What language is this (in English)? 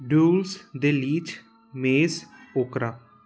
Punjabi